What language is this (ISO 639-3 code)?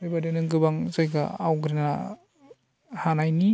brx